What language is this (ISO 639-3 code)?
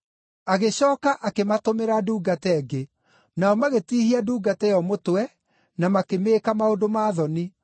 kik